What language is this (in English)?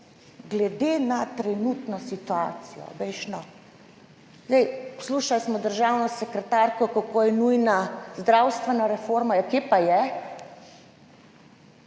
Slovenian